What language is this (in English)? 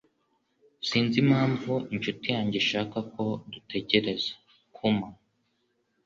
Kinyarwanda